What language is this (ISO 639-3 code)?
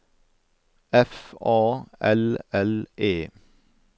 nor